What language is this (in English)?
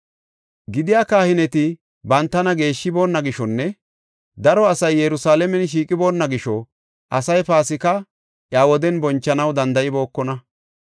Gofa